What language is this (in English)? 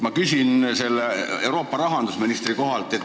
Estonian